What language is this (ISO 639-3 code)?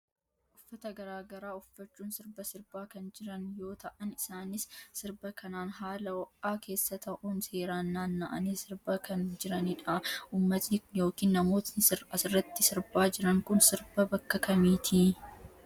orm